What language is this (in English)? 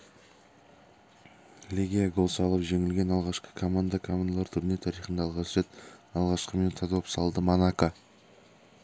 Kazakh